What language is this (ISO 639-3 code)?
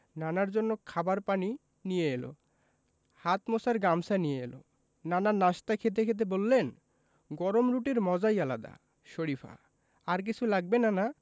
ben